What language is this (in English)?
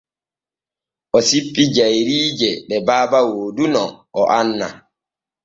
Borgu Fulfulde